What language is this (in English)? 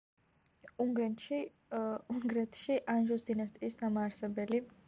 Georgian